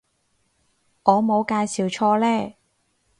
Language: Cantonese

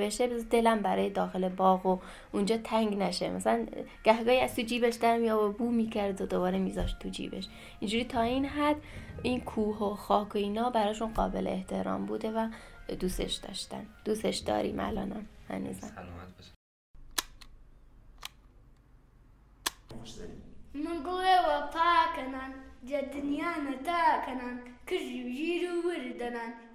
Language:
Persian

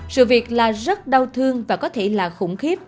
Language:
Vietnamese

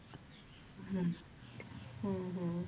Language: Punjabi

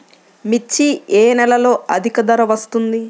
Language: Telugu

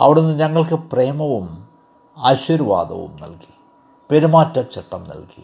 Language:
Malayalam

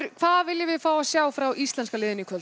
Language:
Icelandic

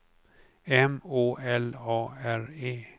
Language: Swedish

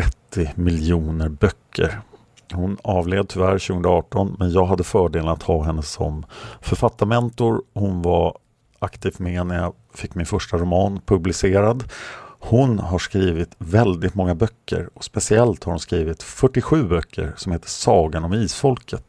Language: Swedish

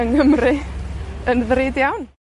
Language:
Welsh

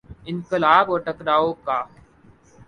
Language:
Urdu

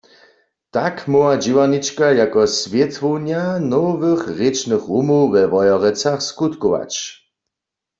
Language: Upper Sorbian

